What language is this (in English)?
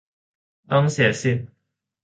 Thai